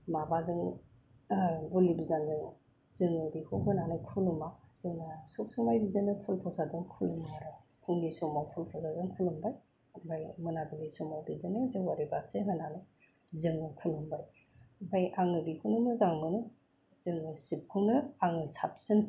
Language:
Bodo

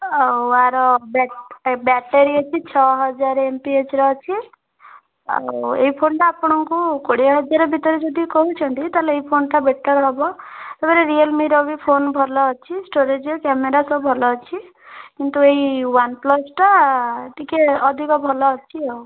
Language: Odia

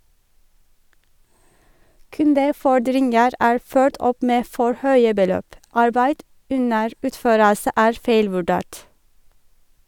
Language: Norwegian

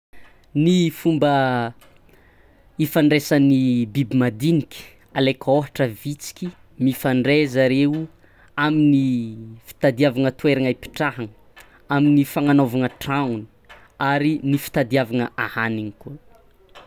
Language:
Tsimihety Malagasy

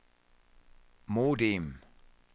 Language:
Danish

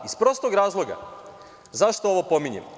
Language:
Serbian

